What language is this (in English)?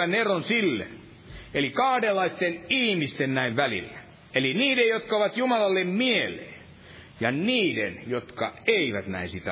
Finnish